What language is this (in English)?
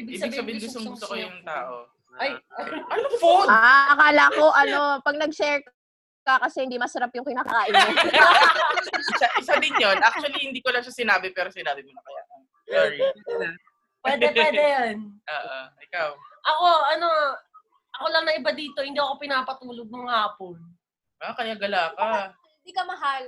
Filipino